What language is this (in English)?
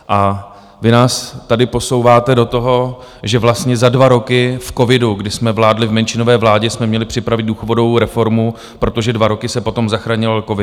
Czech